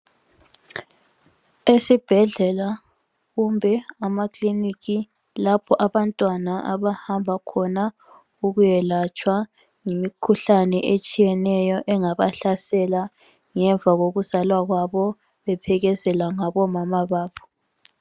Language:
North Ndebele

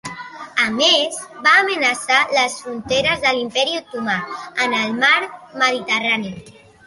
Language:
Catalan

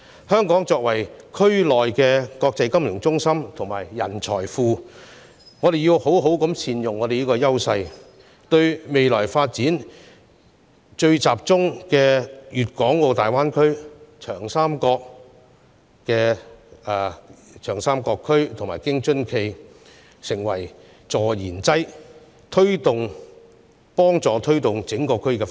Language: Cantonese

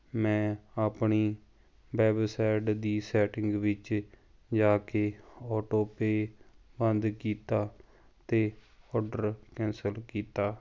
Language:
Punjabi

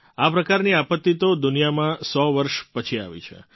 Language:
Gujarati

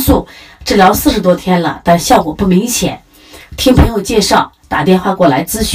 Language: Chinese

